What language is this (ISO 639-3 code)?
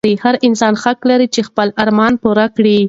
pus